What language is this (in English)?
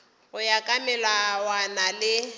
Northern Sotho